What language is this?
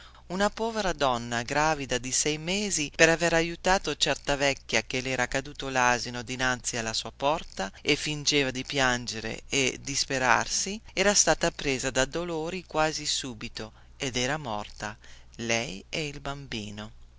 Italian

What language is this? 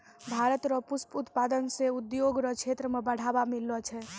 Maithili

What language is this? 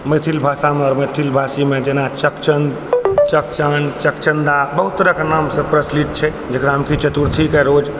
Maithili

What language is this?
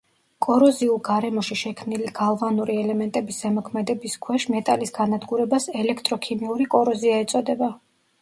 Georgian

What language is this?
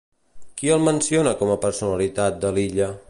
Catalan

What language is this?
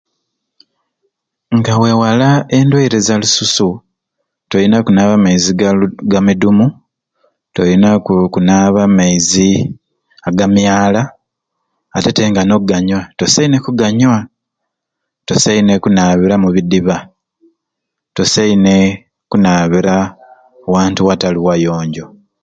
Ruuli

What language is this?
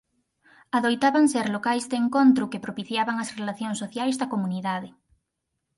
Galician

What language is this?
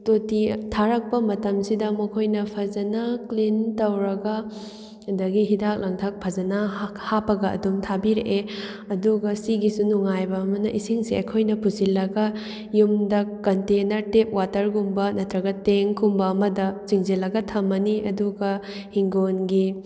Manipuri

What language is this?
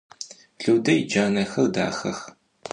Adyghe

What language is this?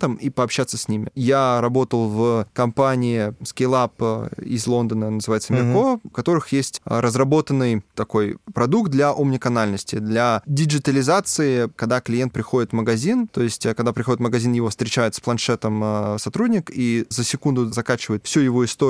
Russian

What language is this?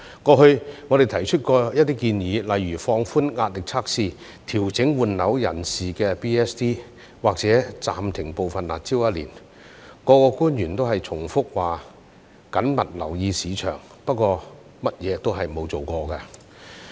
Cantonese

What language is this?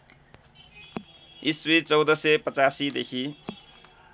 Nepali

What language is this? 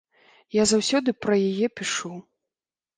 Belarusian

